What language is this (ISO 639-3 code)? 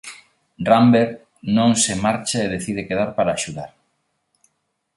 glg